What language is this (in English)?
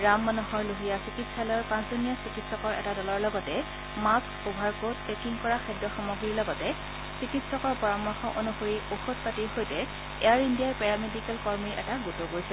Assamese